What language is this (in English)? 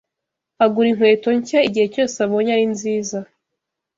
Kinyarwanda